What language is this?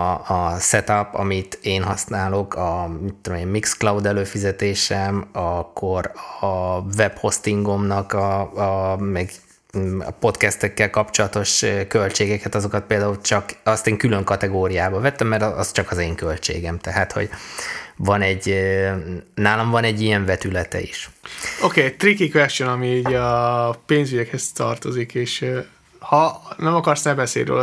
Hungarian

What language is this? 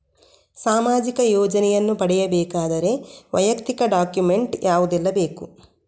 Kannada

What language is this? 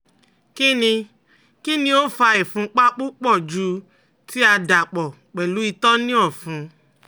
Yoruba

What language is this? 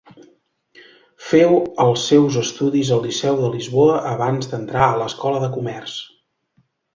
Catalan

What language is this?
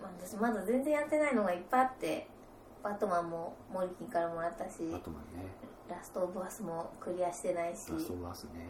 Japanese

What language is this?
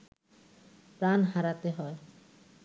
Bangla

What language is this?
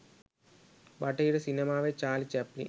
Sinhala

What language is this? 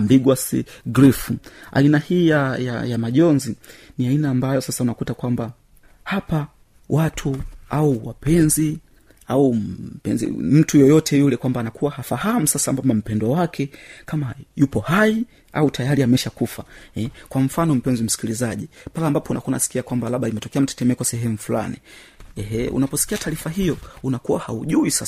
Swahili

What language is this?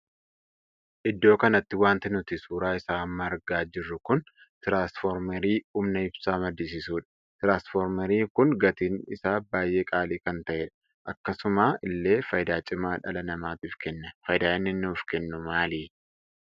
Oromo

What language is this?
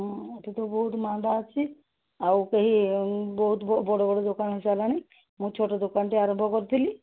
Odia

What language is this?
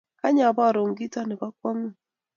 Kalenjin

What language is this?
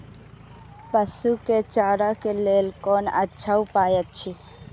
Maithili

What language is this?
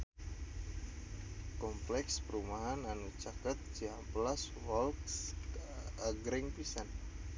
Sundanese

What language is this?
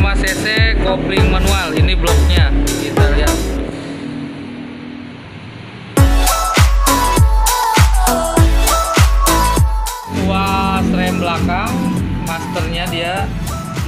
Indonesian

